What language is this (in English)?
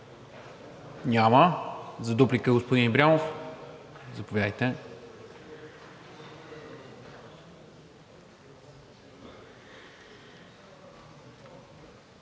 Bulgarian